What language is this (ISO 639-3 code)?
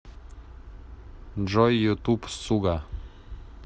rus